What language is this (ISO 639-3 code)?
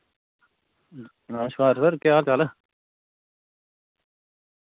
doi